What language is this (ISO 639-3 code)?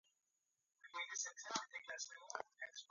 swa